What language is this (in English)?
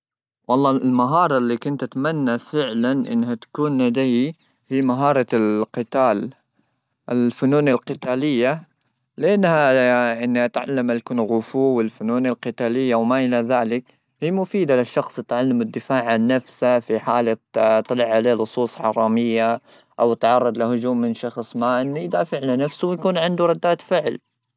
Gulf Arabic